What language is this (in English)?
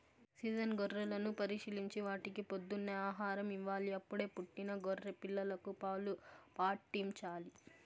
Telugu